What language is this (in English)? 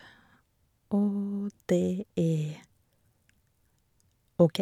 Norwegian